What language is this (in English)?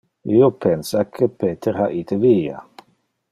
Interlingua